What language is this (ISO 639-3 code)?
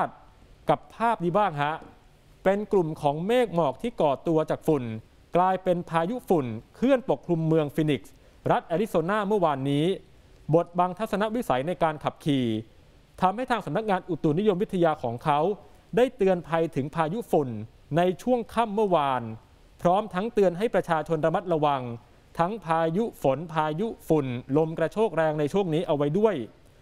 tha